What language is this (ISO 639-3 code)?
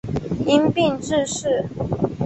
zho